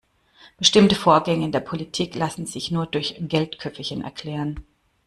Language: German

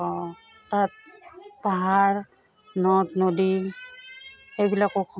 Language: Assamese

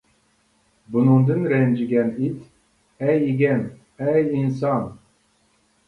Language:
Uyghur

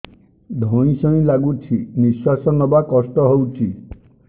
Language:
Odia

